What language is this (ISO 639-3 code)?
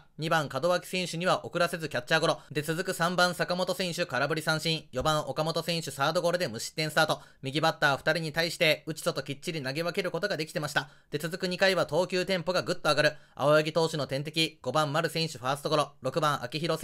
jpn